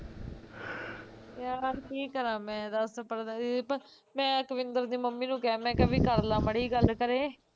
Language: Punjabi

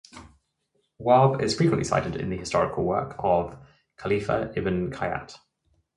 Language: English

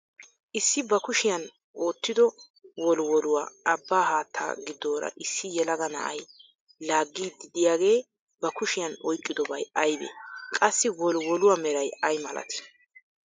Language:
Wolaytta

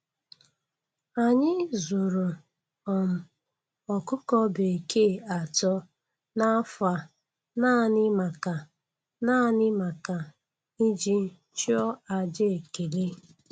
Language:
Igbo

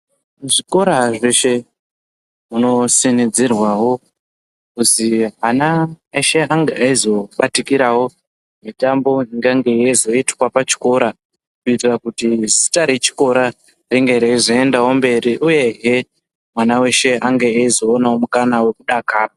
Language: Ndau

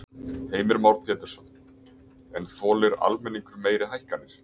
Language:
Icelandic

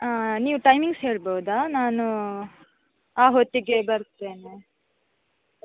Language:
Kannada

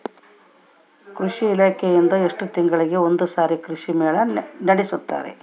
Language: Kannada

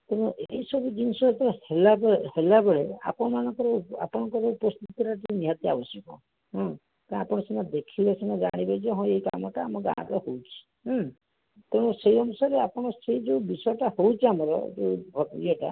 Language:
Odia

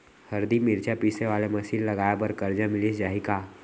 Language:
Chhattisgarhi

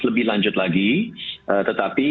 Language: Indonesian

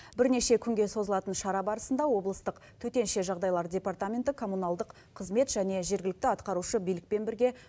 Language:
Kazakh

